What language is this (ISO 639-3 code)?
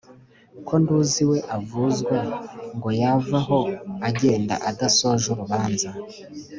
kin